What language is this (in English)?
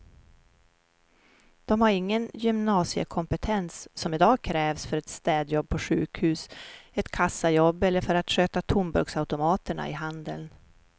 Swedish